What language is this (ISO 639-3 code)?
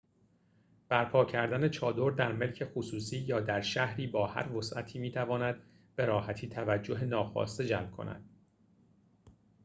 fas